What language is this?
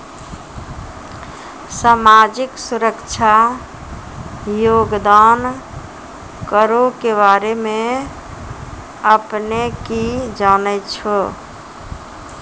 Maithili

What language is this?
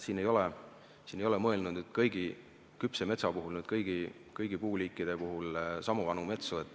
Estonian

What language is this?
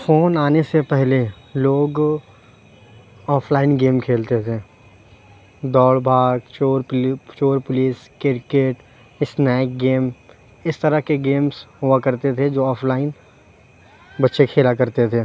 Urdu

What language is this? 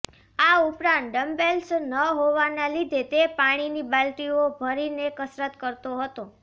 Gujarati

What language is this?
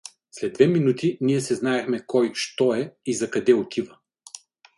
Bulgarian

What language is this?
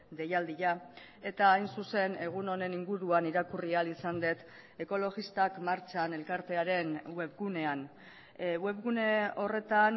Basque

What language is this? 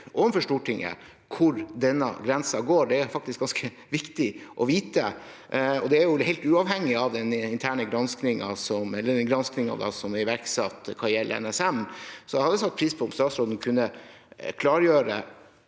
Norwegian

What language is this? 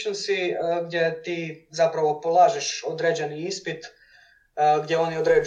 Croatian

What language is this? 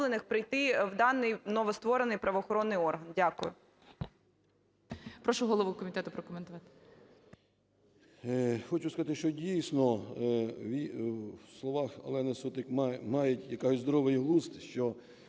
Ukrainian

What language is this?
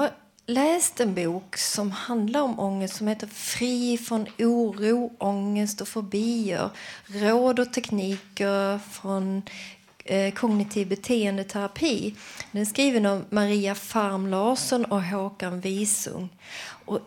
Swedish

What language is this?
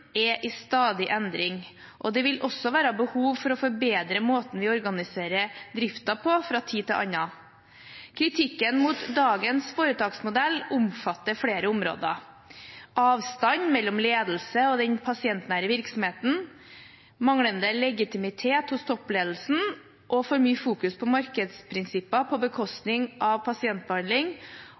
Norwegian Bokmål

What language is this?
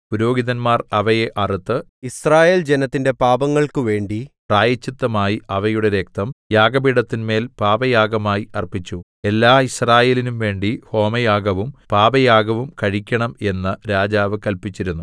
Malayalam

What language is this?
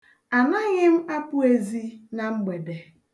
Igbo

